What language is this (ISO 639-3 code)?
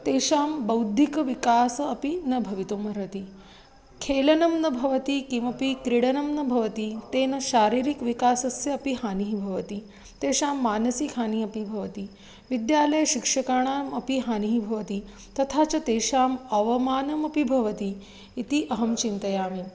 san